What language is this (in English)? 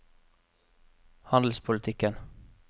Norwegian